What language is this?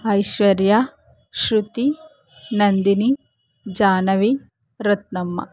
Kannada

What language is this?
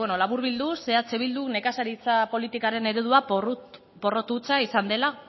Basque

